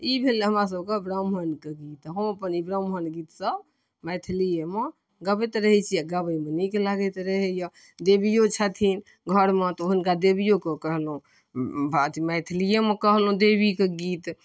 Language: Maithili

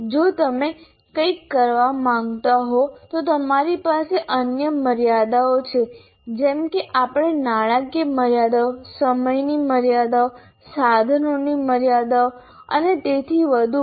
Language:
Gujarati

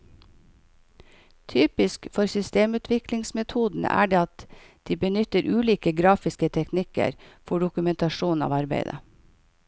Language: Norwegian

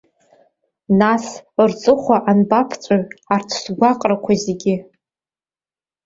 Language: Abkhazian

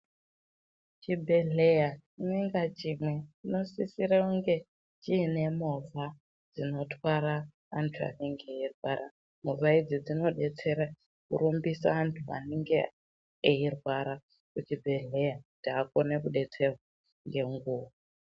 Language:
Ndau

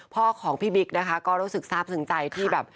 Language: Thai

